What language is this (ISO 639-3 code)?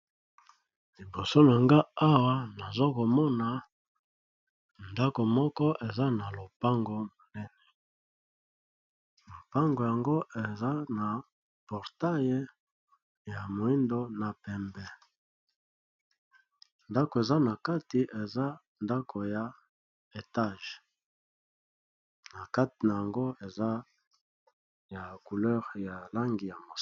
lin